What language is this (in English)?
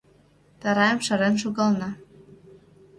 Mari